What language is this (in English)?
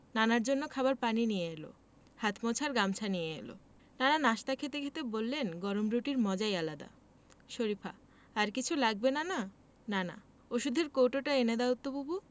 Bangla